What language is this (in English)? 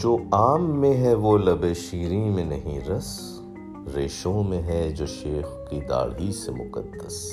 Urdu